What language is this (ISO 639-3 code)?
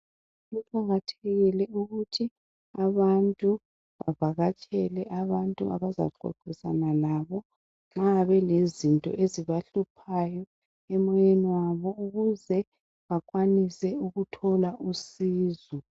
nde